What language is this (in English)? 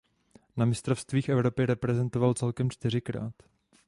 Czech